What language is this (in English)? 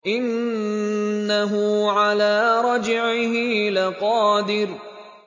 Arabic